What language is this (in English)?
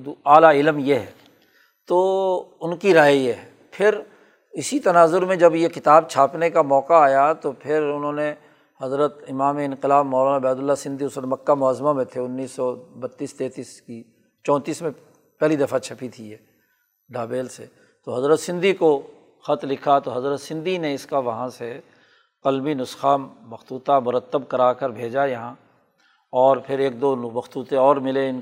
Urdu